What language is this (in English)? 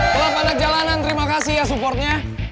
Indonesian